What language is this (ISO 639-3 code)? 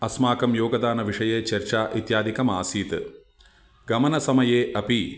san